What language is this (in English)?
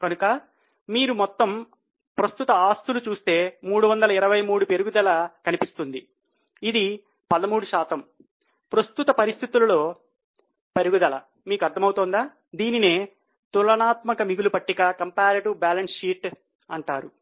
Telugu